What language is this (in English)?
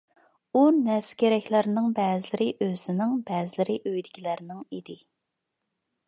Uyghur